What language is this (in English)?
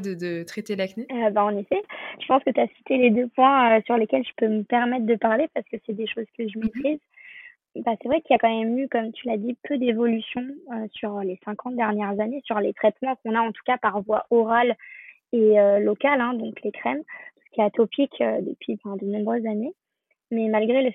French